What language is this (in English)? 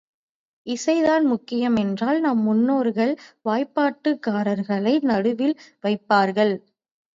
Tamil